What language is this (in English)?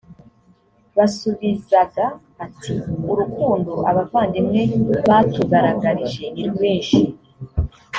Kinyarwanda